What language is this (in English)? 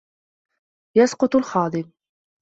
Arabic